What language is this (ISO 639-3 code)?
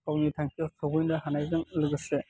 brx